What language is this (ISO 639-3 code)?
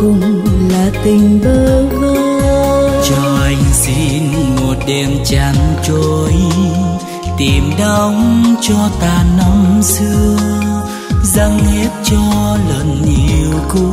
vie